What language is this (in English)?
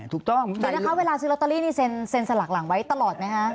Thai